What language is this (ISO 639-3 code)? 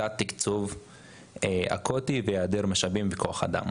heb